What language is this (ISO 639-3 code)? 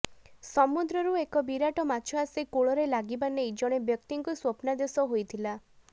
ori